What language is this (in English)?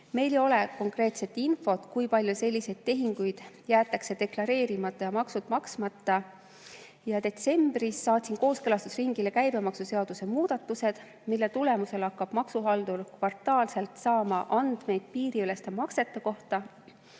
Estonian